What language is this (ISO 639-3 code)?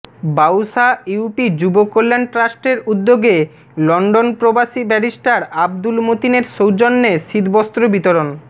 ben